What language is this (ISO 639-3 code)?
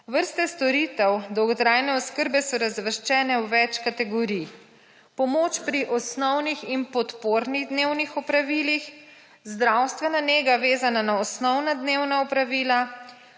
slv